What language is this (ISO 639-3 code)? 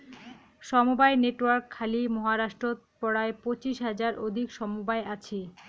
ben